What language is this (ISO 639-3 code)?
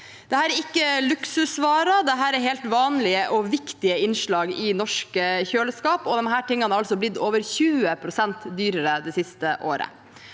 nor